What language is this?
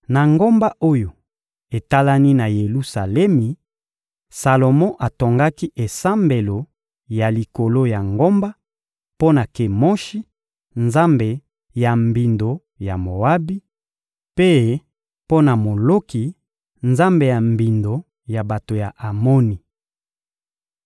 Lingala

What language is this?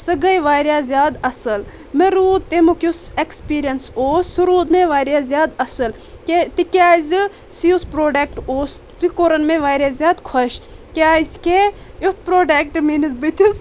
Kashmiri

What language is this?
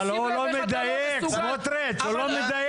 Hebrew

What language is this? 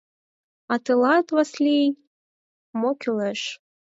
Mari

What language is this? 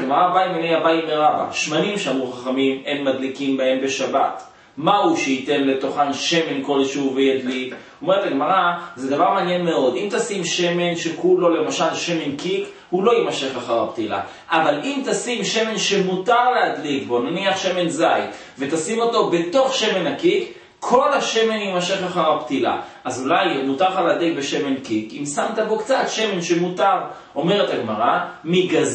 Hebrew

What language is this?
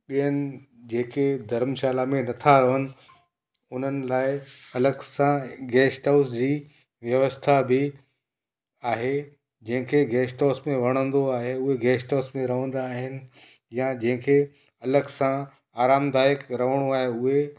Sindhi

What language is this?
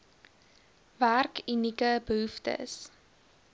Afrikaans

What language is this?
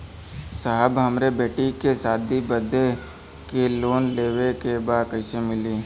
Bhojpuri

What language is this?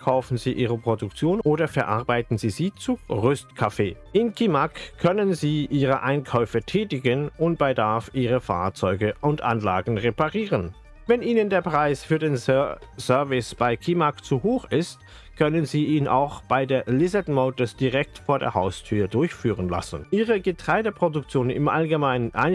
German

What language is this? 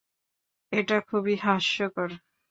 Bangla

